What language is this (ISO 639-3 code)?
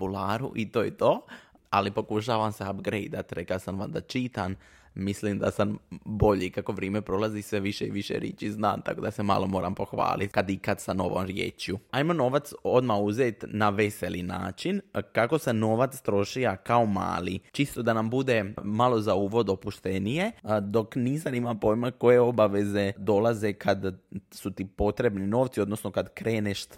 hrv